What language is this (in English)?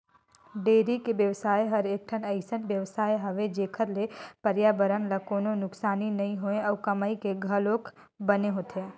Chhattisgarhi